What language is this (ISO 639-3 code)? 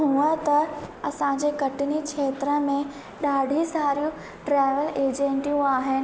snd